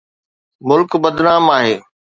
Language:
Sindhi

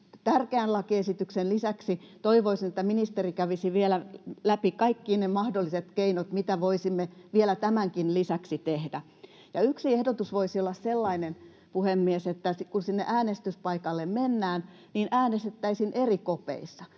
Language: Finnish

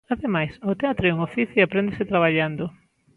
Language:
Galician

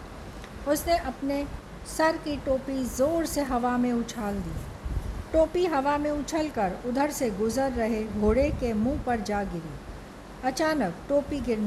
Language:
Hindi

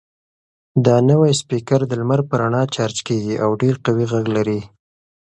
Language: Pashto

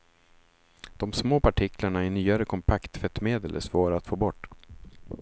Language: Swedish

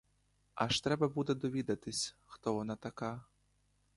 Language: Ukrainian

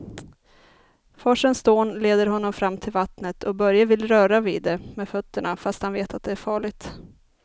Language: Swedish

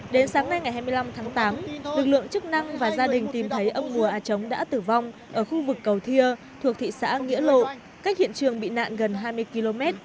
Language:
Vietnamese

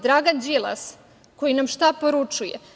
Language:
Serbian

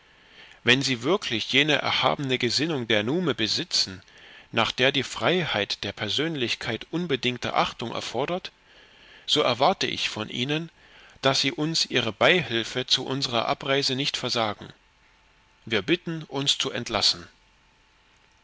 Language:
German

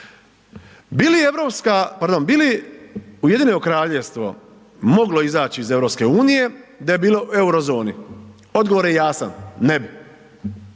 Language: Croatian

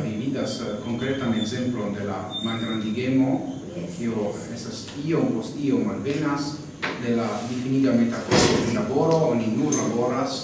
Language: Italian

